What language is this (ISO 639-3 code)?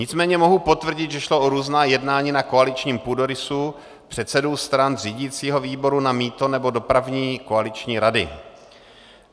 ces